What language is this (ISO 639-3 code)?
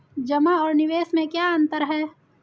hin